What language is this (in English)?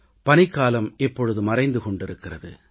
Tamil